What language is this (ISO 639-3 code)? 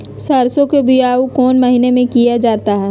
mag